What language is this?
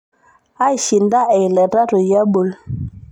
Masai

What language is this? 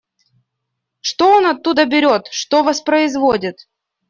Russian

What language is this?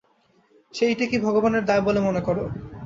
Bangla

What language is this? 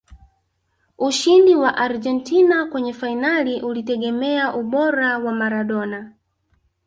Swahili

